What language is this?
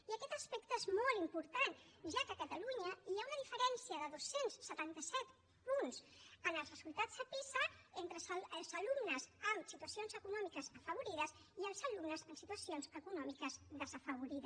Catalan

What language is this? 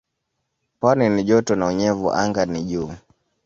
Swahili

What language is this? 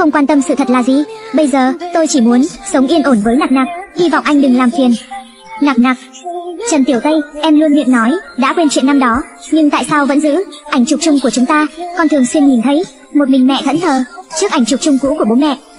Vietnamese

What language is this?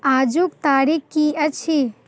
Maithili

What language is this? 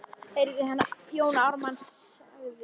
Icelandic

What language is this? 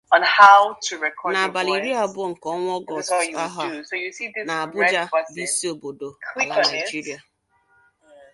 Igbo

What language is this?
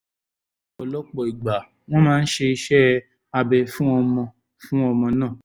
Yoruba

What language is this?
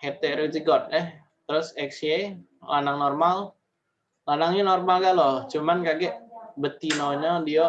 Indonesian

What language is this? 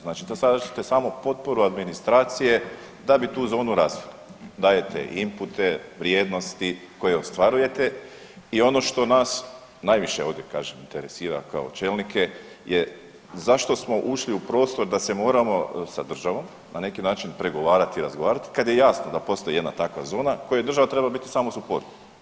Croatian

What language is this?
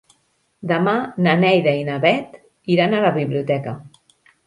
Catalan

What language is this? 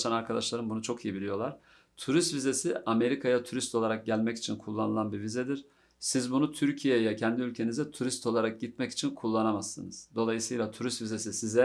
Turkish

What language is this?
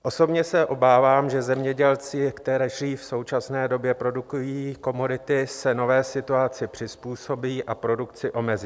Czech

